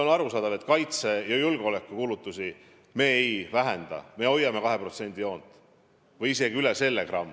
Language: Estonian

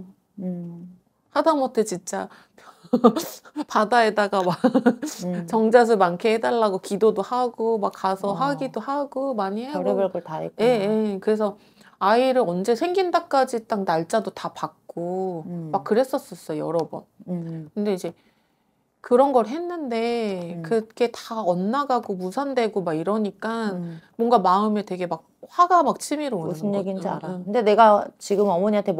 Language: Korean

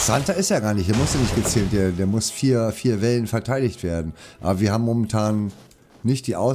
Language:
German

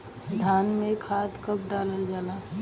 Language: Bhojpuri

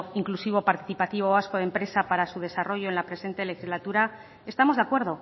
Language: Spanish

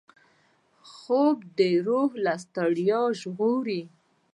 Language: Pashto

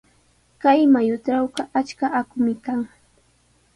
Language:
Sihuas Ancash Quechua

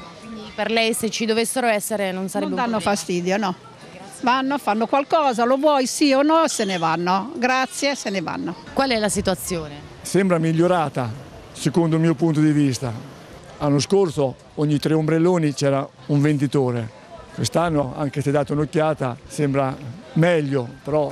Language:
Italian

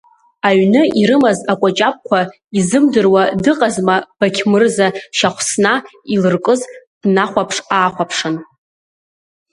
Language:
Abkhazian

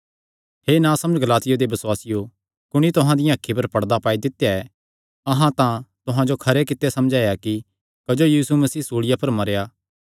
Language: Kangri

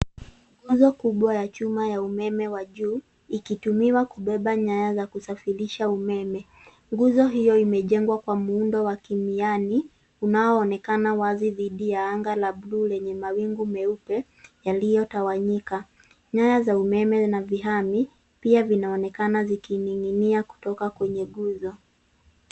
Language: Swahili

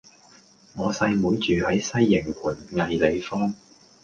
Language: Cantonese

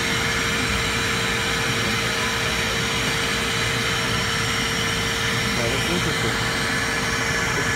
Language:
English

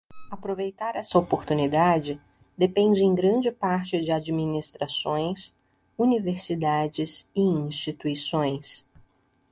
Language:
Portuguese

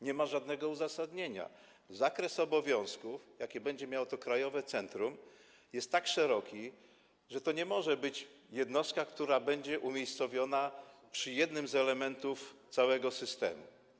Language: Polish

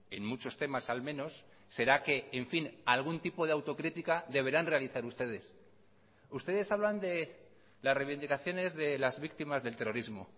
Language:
Spanish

